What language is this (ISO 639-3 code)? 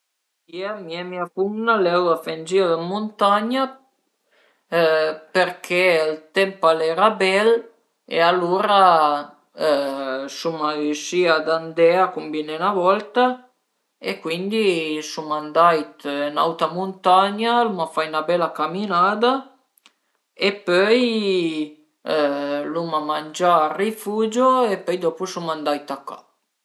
pms